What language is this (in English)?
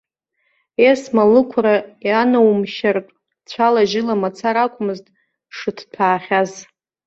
Abkhazian